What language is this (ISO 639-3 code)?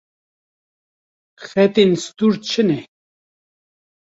kur